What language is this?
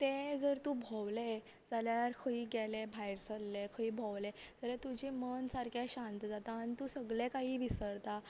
Konkani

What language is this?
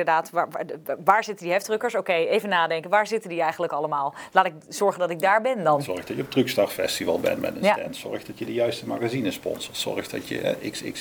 Dutch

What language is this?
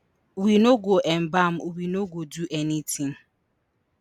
Nigerian Pidgin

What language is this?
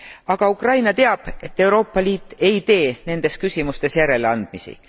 Estonian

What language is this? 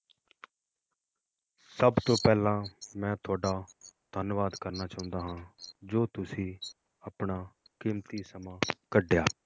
Punjabi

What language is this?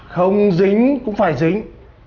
Vietnamese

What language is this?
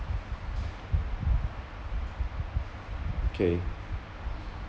English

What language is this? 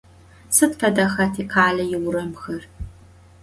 Adyghe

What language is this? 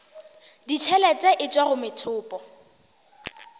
Northern Sotho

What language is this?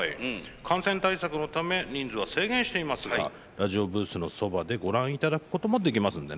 Japanese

